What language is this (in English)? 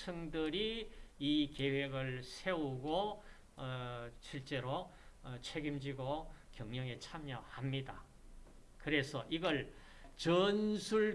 Korean